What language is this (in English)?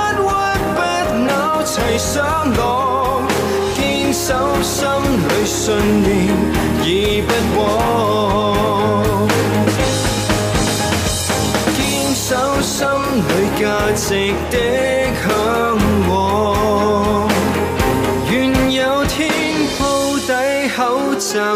Chinese